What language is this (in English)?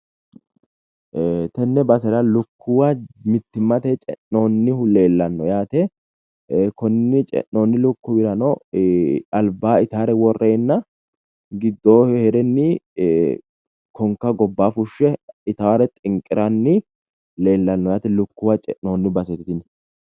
Sidamo